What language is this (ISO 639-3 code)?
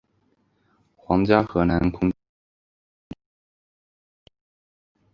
zho